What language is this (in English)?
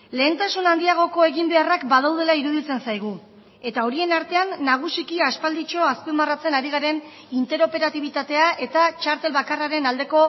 Basque